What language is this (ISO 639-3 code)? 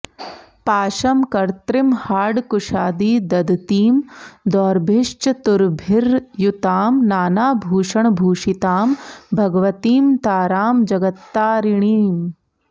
san